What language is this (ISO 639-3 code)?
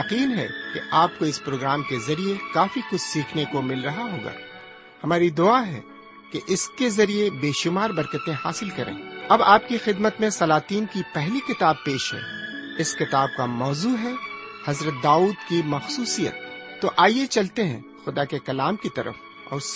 urd